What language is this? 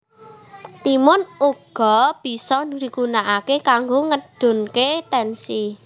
Javanese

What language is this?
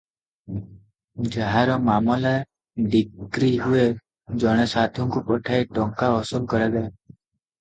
Odia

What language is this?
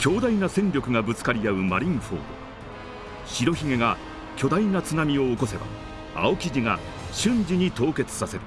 Japanese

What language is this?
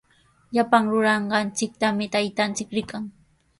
Sihuas Ancash Quechua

